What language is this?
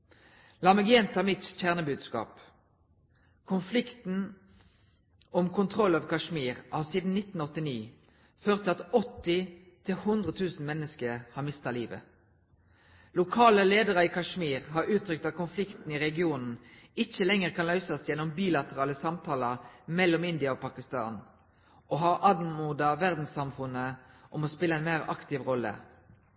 Norwegian Bokmål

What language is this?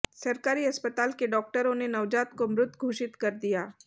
Hindi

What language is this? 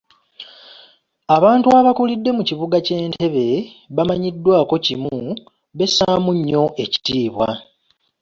Ganda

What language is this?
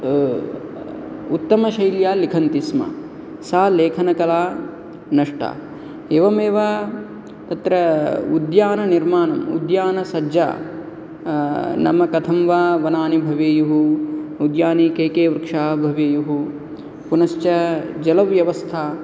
Sanskrit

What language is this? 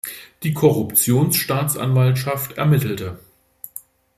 German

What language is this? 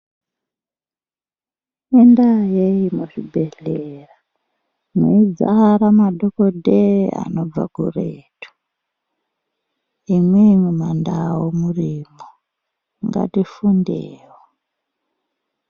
Ndau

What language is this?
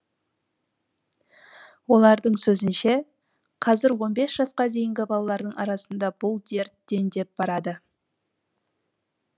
Kazakh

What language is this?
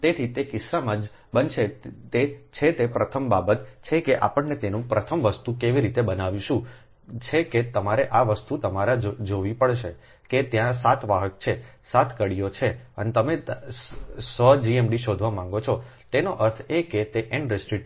Gujarati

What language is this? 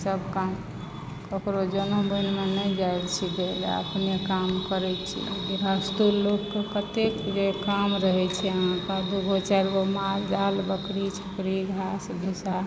Maithili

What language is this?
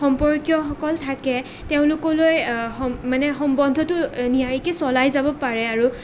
Assamese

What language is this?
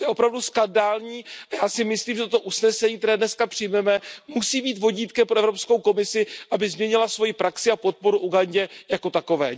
Czech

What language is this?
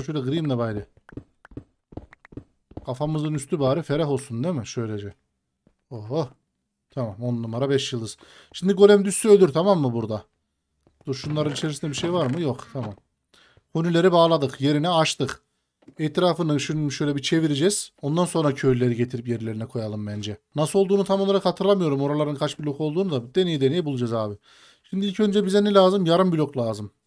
Turkish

